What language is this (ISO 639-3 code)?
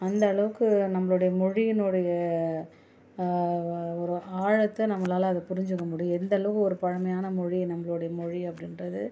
tam